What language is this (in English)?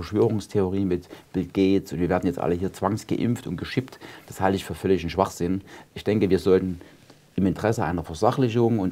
German